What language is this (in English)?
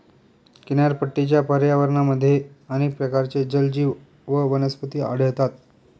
Marathi